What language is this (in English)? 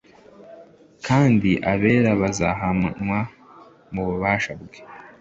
Kinyarwanda